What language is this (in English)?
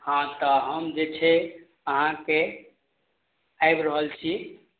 Maithili